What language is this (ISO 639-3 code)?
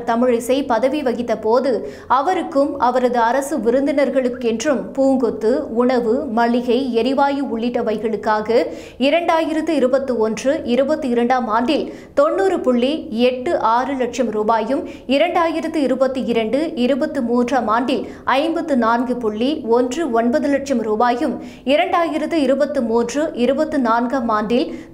tam